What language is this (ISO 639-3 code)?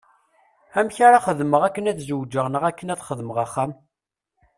kab